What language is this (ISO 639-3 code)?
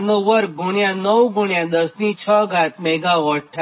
guj